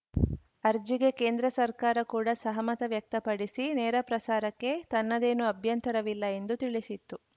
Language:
Kannada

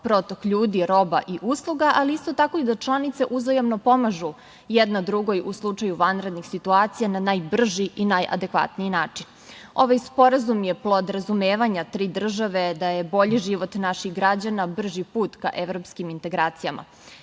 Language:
Serbian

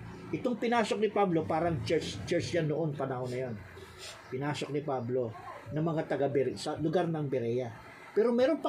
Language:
Filipino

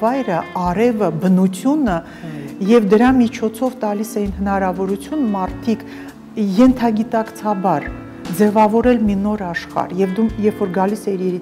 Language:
Romanian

